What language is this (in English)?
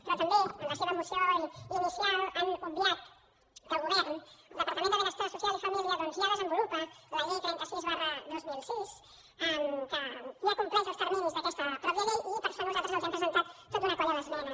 Catalan